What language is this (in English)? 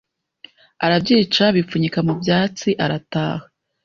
Kinyarwanda